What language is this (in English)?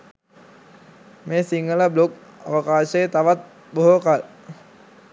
Sinhala